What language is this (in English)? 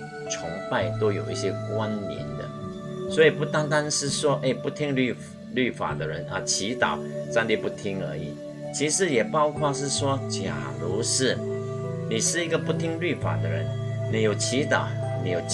Chinese